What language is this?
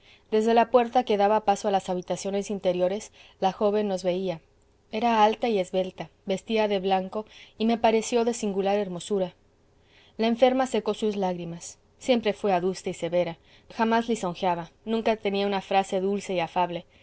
Spanish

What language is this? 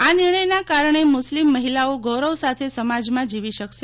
Gujarati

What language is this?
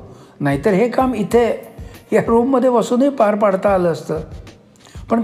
Marathi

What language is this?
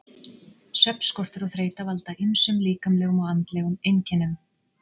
Icelandic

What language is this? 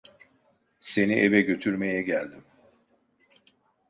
Turkish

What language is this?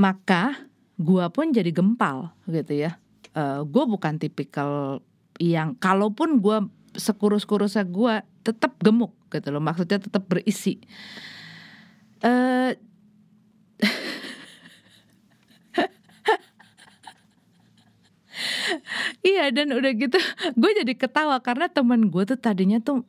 Indonesian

